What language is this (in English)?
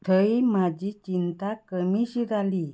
Konkani